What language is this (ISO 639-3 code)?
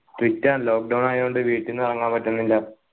mal